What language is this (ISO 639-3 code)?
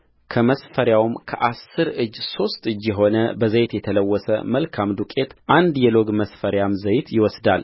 amh